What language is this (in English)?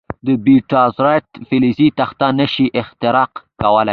Pashto